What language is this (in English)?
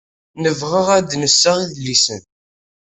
Kabyle